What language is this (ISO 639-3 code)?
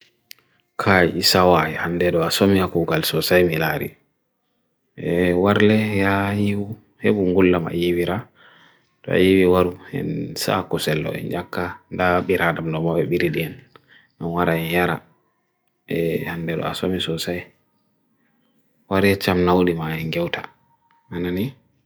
fui